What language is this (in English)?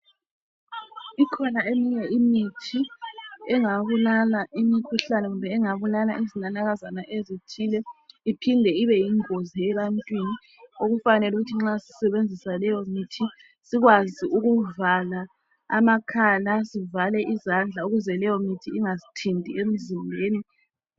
North Ndebele